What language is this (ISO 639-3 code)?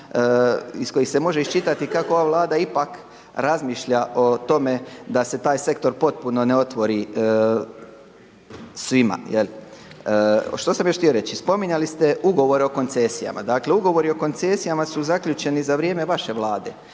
hrv